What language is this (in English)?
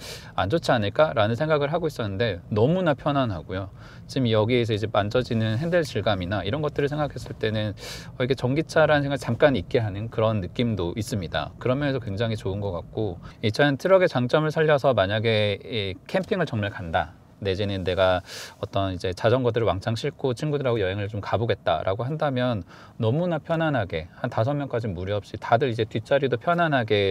Korean